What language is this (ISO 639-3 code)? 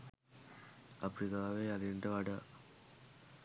sin